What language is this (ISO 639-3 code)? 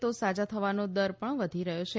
guj